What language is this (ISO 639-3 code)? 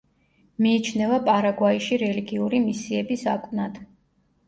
kat